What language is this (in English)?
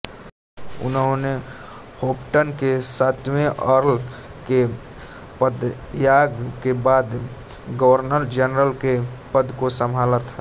Hindi